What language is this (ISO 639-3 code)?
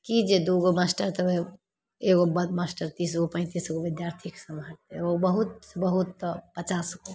mai